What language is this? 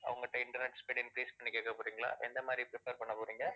Tamil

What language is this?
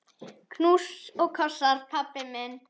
Icelandic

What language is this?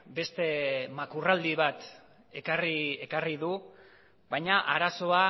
Basque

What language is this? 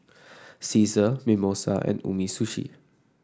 English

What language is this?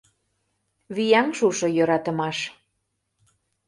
Mari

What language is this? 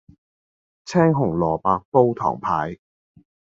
Cantonese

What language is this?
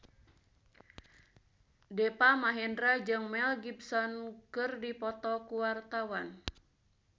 Sundanese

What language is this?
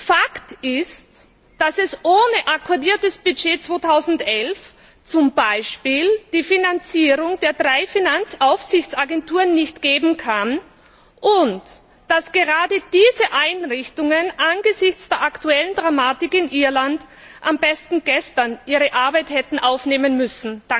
German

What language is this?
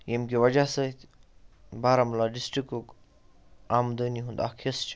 Kashmiri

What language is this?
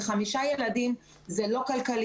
Hebrew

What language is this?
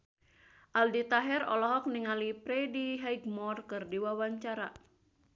Sundanese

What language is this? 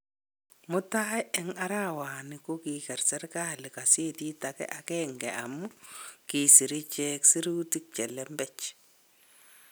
Kalenjin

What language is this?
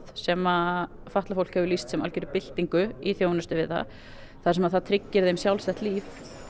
Icelandic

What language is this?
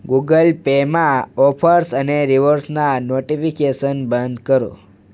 Gujarati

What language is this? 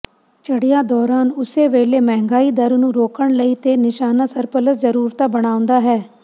Punjabi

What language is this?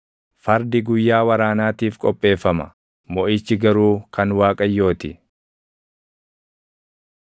Oromo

